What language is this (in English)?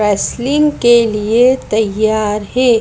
Hindi